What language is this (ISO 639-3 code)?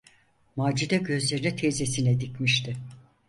tur